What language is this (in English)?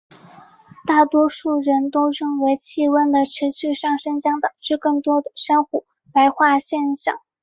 Chinese